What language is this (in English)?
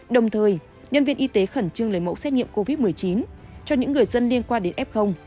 Vietnamese